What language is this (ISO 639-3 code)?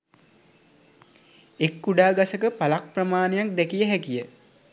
sin